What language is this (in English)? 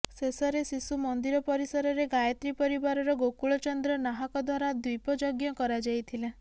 Odia